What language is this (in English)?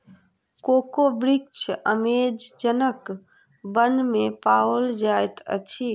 Maithili